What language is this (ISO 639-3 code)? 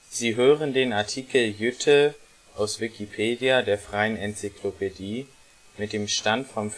deu